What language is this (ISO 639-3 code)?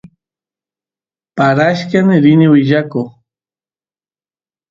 qus